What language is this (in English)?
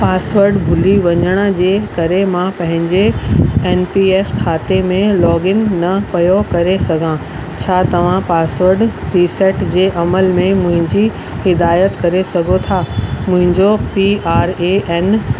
Sindhi